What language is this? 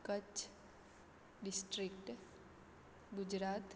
Konkani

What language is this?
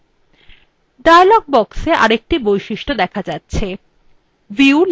Bangla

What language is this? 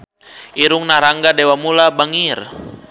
Sundanese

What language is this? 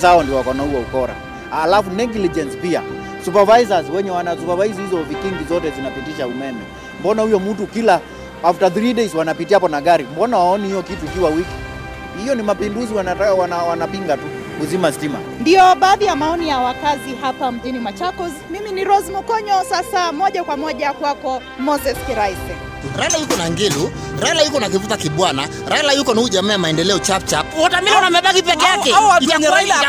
Swahili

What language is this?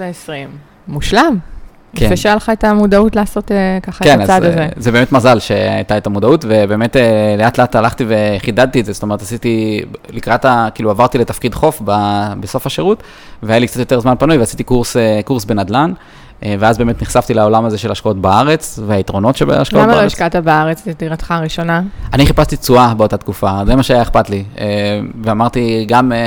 Hebrew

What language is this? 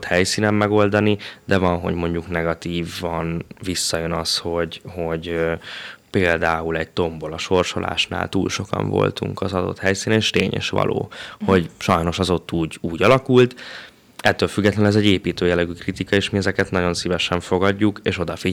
Hungarian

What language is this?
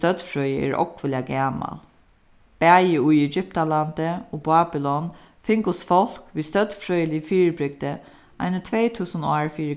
Faroese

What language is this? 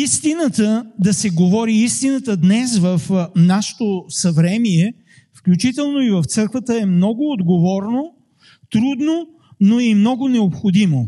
Bulgarian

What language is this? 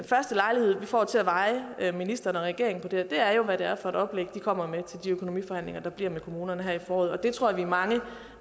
Danish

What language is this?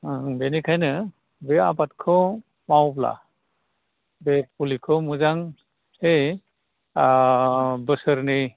Bodo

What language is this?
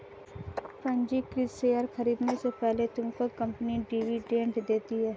Hindi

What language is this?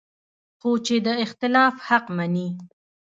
Pashto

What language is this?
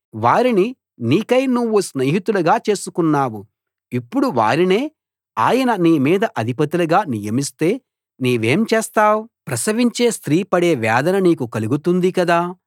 Telugu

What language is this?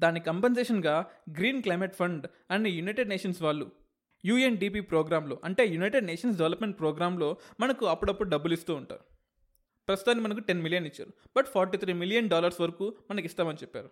Telugu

